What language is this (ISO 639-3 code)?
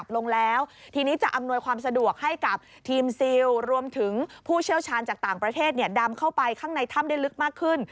tha